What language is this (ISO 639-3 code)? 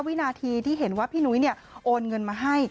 tha